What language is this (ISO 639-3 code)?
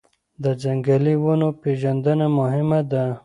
pus